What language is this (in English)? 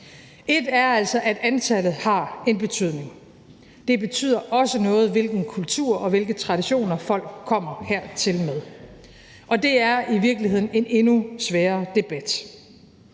Danish